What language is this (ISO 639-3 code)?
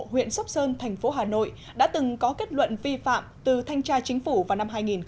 vie